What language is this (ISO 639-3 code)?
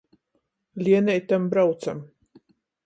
ltg